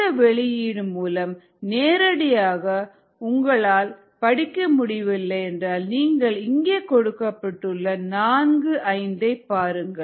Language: Tamil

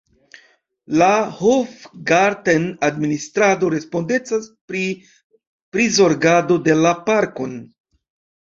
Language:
Esperanto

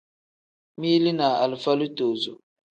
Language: Tem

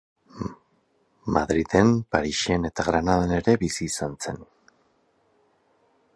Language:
Basque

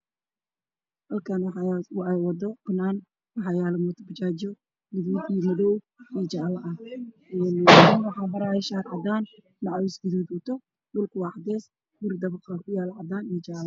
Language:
Somali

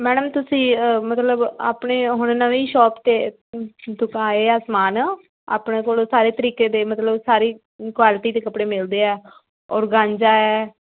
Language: Punjabi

